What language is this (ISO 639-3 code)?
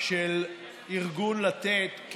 heb